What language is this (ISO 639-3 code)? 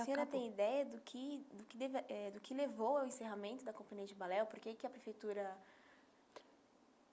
por